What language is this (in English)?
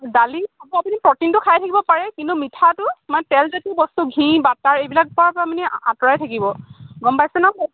Assamese